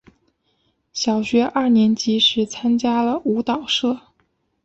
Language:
Chinese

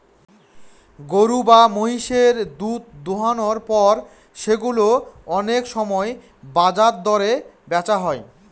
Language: Bangla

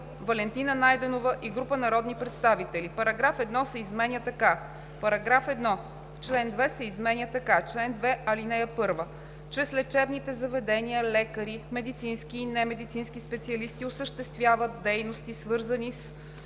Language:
Bulgarian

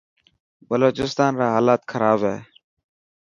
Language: Dhatki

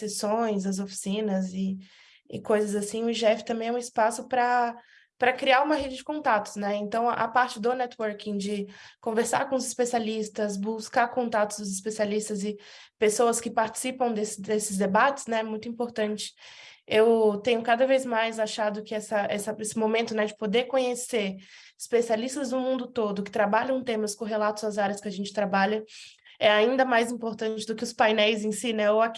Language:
Portuguese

